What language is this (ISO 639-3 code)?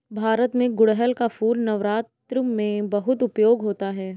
hin